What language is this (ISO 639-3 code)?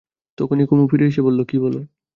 ben